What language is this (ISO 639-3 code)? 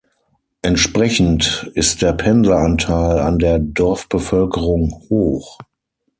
deu